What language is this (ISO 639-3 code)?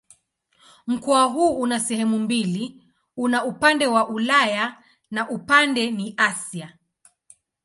swa